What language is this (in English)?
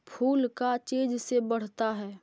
Magahi